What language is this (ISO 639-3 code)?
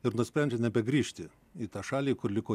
lit